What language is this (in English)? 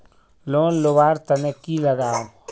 Magahi